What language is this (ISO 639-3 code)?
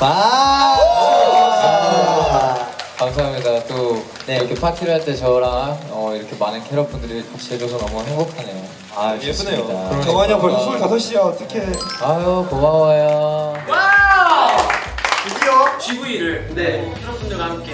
kor